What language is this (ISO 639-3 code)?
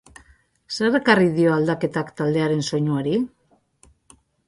eus